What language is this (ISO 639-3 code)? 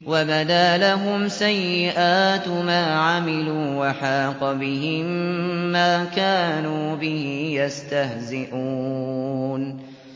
ara